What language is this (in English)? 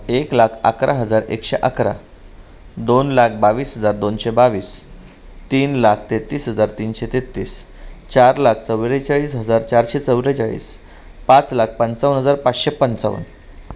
Marathi